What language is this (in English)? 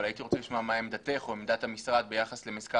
Hebrew